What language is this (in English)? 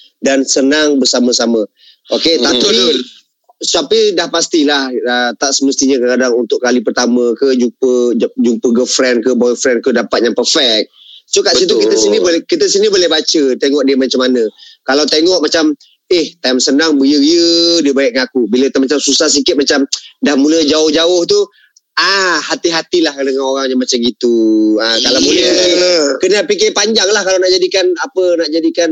Malay